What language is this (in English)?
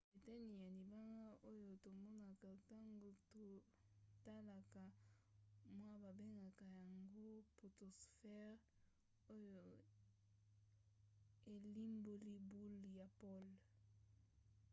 Lingala